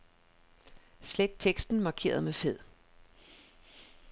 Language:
Danish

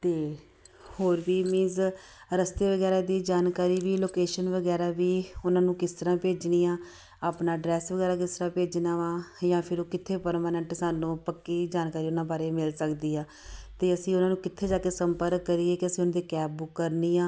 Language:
Punjabi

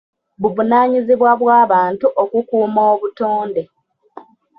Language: Ganda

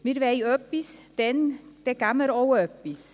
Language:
Swiss German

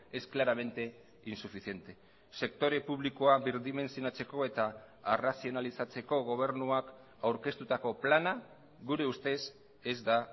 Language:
Basque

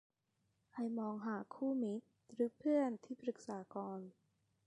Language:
Thai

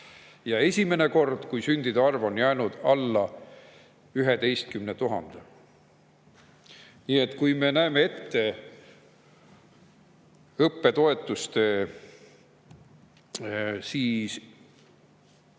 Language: Estonian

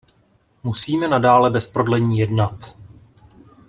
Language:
Czech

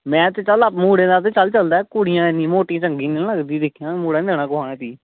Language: Dogri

